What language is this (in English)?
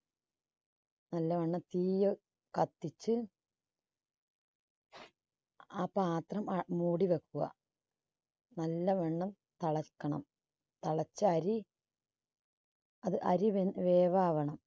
Malayalam